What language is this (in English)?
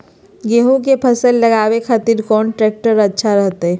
Magahi